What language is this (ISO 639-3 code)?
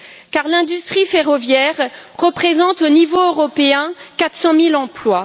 fra